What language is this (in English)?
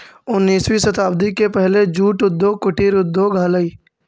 Magahi